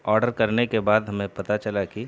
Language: Urdu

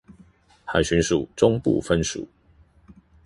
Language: Chinese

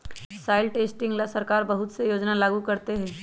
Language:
Magahi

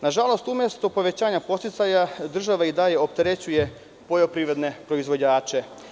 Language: Serbian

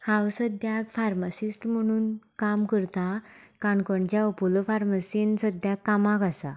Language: Konkani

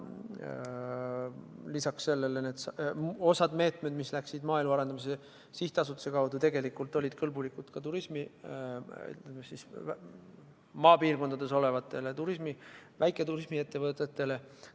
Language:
Estonian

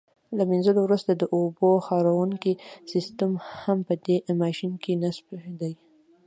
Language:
Pashto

